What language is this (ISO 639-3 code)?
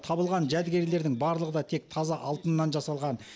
kaz